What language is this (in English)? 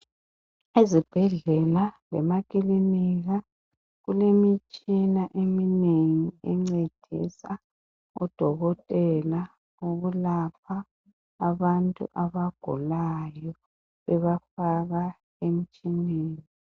North Ndebele